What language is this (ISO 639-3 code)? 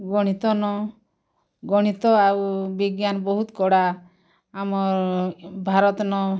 ori